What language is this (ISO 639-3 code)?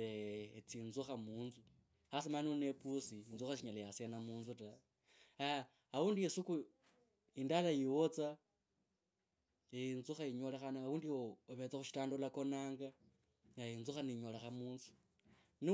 lkb